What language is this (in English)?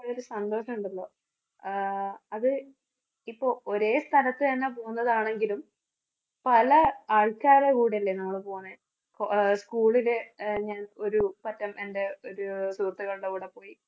Malayalam